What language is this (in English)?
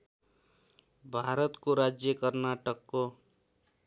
Nepali